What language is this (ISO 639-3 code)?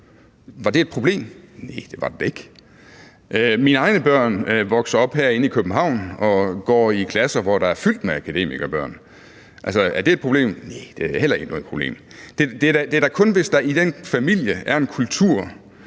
dan